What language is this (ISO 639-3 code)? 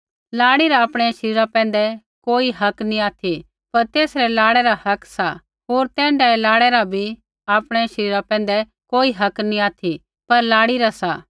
kfx